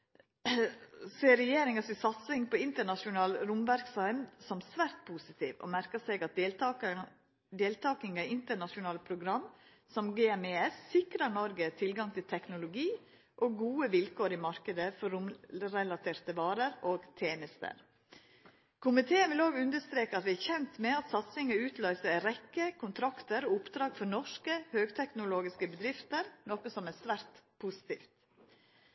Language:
Norwegian Nynorsk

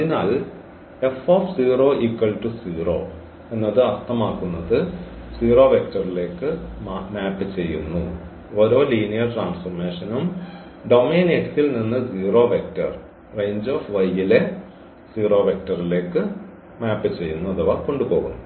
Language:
Malayalam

